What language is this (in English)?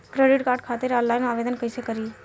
Bhojpuri